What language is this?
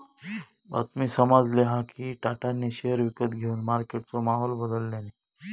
Marathi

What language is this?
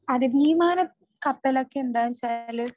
Malayalam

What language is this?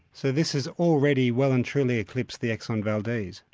English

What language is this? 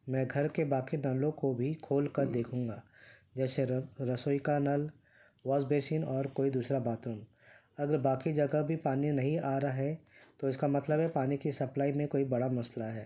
Urdu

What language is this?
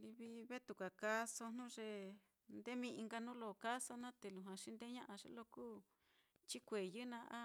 Mitlatongo Mixtec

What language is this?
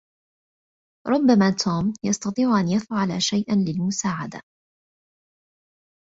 Arabic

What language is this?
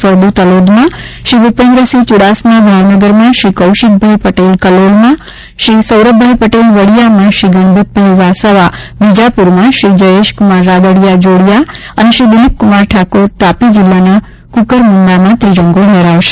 Gujarati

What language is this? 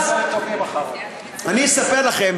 Hebrew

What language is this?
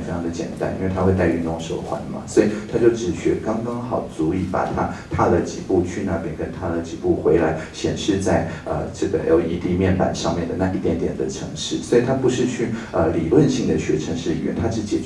Chinese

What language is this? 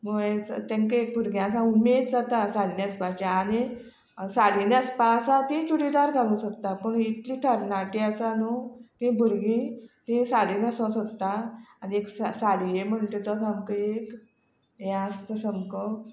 Konkani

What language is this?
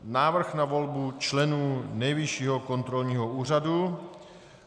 Czech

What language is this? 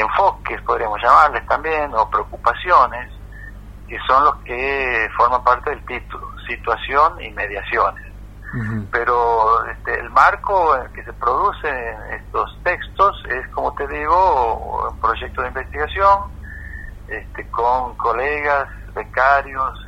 Spanish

